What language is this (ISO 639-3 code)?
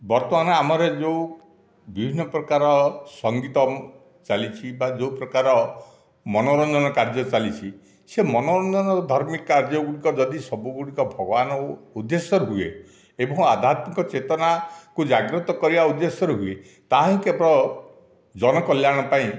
ori